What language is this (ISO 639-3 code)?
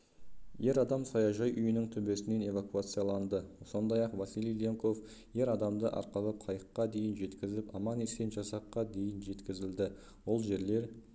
kaz